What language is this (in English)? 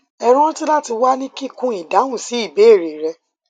Yoruba